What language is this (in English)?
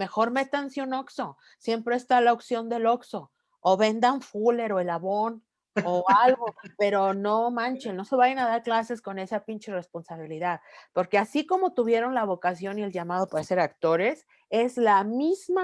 Spanish